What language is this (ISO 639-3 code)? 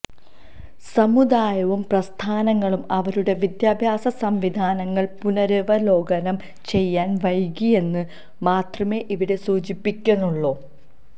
mal